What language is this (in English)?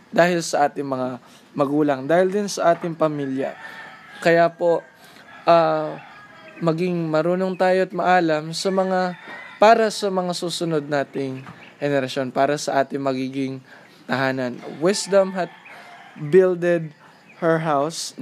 Filipino